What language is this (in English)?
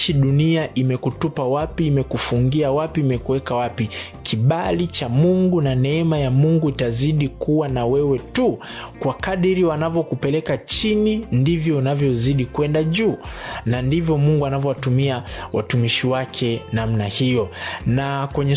Swahili